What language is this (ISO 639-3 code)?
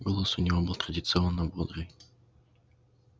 rus